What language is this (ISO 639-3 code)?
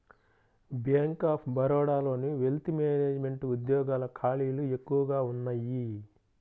tel